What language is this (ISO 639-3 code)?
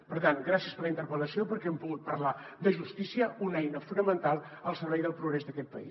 cat